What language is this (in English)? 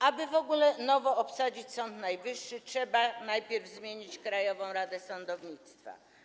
Polish